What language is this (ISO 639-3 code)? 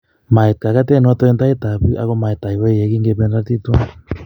kln